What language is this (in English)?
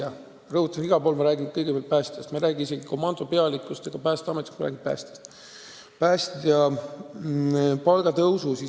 Estonian